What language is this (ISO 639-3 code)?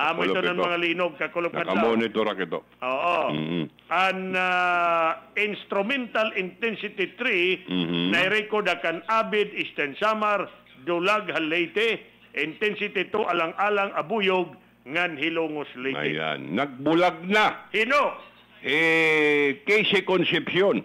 fil